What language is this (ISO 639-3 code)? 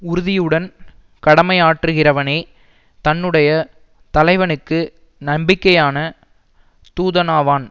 tam